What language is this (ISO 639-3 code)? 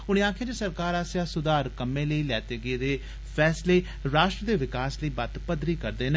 doi